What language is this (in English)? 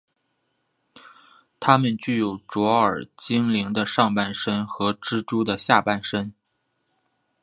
Chinese